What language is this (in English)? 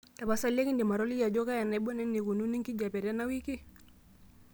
Masai